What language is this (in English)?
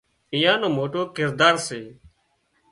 Wadiyara Koli